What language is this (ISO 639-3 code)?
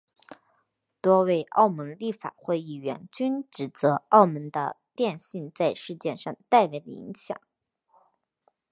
zho